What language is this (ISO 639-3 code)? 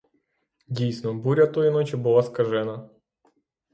ukr